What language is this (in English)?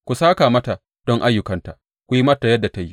Hausa